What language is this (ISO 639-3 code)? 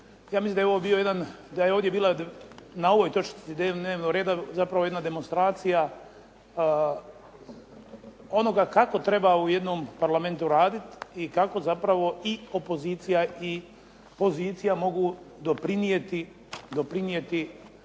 hrv